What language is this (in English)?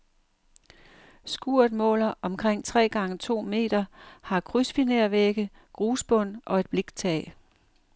Danish